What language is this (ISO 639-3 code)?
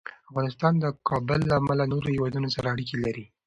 pus